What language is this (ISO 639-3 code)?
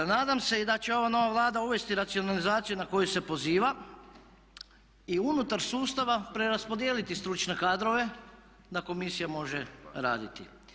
hrv